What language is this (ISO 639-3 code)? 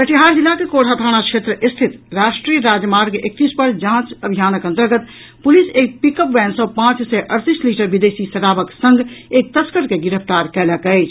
mai